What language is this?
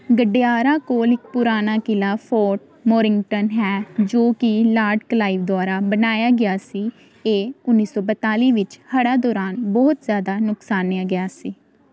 Punjabi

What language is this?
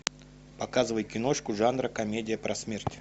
Russian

